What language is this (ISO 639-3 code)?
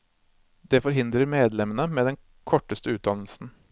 nor